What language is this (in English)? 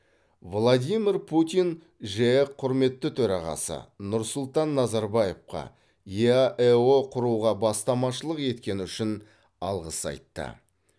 Kazakh